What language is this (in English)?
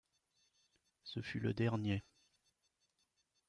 French